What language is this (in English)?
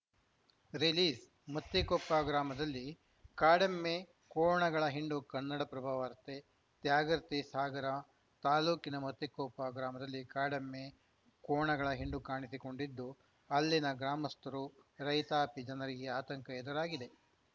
Kannada